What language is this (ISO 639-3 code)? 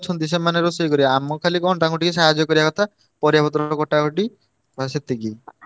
ori